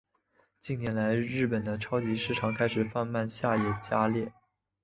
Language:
Chinese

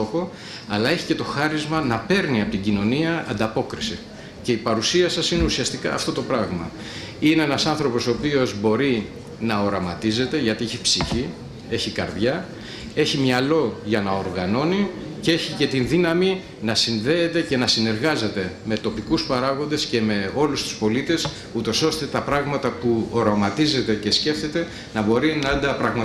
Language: Greek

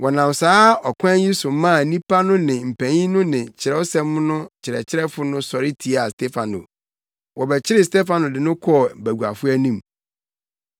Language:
Akan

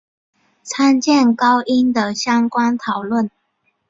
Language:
Chinese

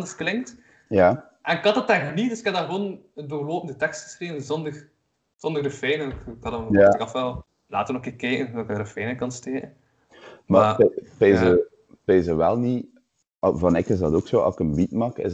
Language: Dutch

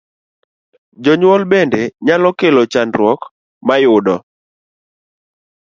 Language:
Luo (Kenya and Tanzania)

